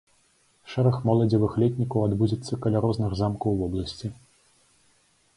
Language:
Belarusian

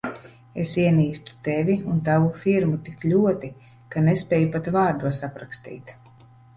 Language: Latvian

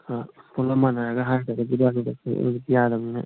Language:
Manipuri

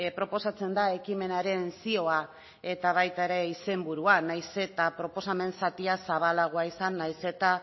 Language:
Basque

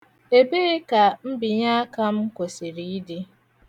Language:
Igbo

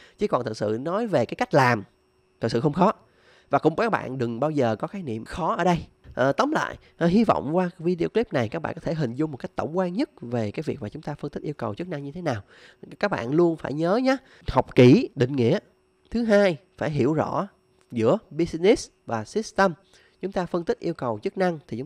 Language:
Vietnamese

